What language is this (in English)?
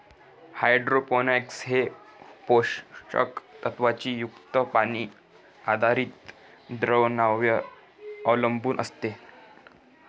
Marathi